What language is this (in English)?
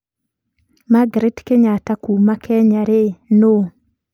Kikuyu